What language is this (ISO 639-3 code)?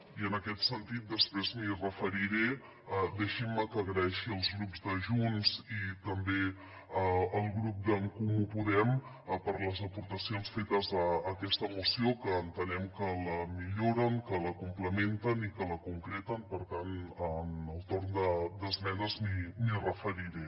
cat